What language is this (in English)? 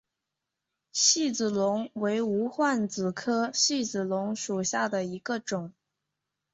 Chinese